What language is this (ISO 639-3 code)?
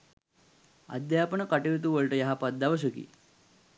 sin